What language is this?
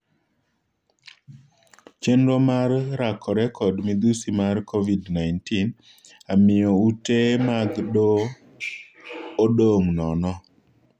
Luo (Kenya and Tanzania)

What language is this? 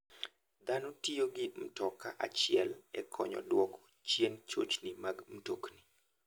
Luo (Kenya and Tanzania)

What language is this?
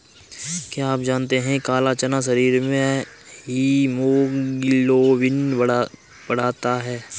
Hindi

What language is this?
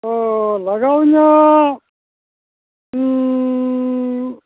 Santali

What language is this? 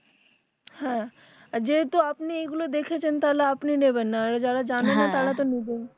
Bangla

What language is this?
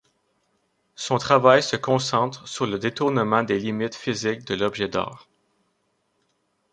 French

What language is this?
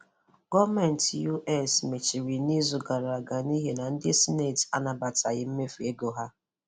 Igbo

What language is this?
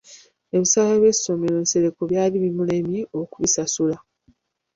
Ganda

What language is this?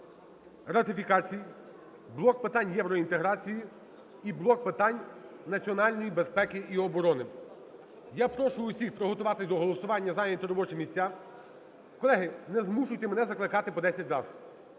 Ukrainian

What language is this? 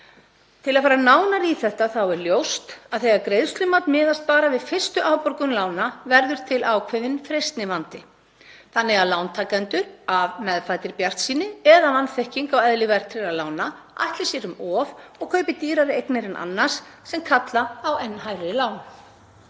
Icelandic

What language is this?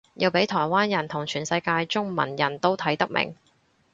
Cantonese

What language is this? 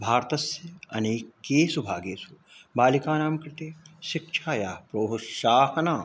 Sanskrit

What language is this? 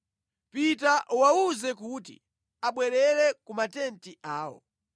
Nyanja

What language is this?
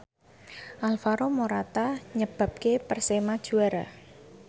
Javanese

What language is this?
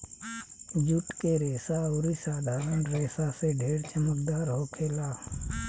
Bhojpuri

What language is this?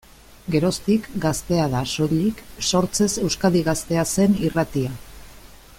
Basque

